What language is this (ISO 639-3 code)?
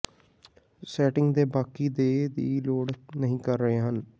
pan